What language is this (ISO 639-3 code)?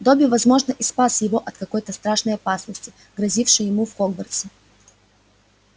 rus